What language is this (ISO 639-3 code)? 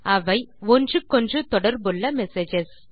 tam